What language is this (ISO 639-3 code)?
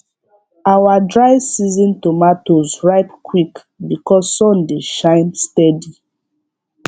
pcm